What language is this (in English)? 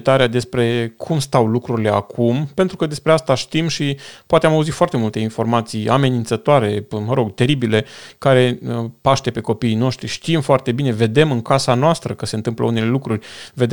Romanian